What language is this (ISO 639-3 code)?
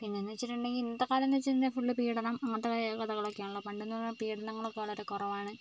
mal